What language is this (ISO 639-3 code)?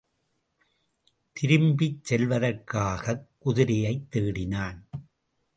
tam